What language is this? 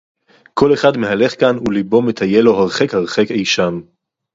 Hebrew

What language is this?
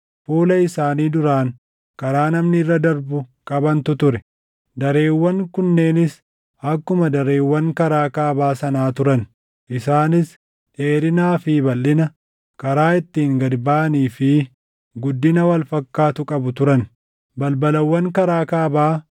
Oromo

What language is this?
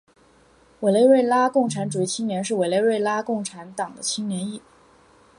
Chinese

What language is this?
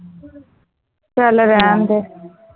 Punjabi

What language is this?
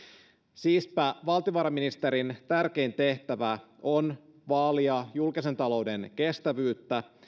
Finnish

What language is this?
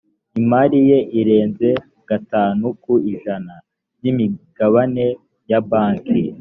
Kinyarwanda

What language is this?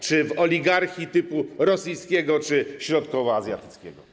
Polish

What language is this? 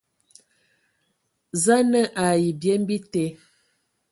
Ewondo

